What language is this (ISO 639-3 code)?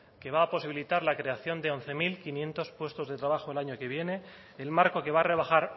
spa